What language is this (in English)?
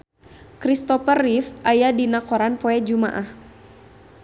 Sundanese